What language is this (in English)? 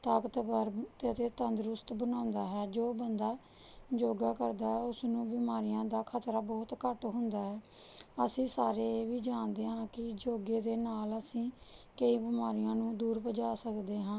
Punjabi